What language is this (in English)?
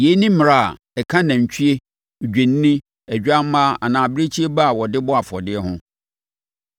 Akan